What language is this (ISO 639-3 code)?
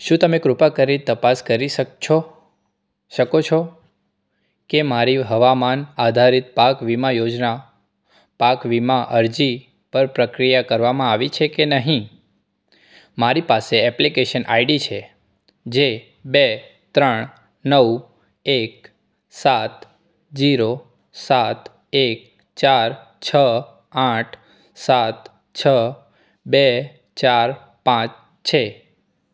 guj